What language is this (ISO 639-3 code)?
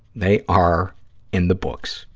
eng